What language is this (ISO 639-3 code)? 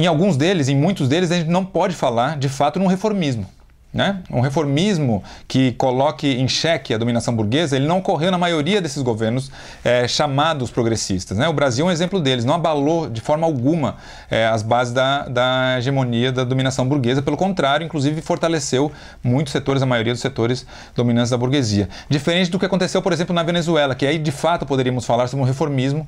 por